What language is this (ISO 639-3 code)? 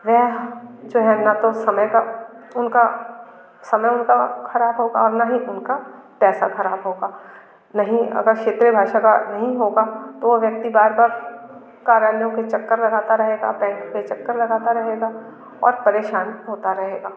hin